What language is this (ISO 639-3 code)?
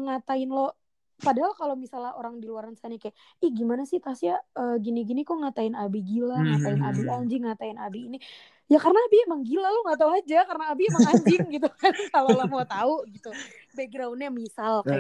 ind